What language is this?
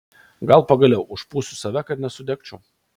Lithuanian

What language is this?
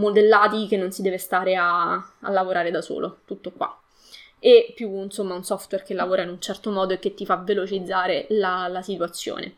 Italian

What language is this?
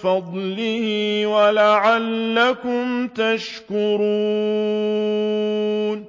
Arabic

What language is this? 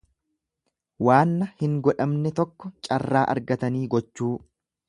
Oromo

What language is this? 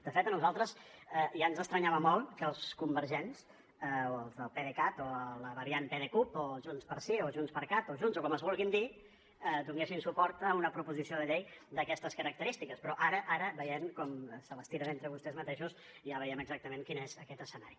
Catalan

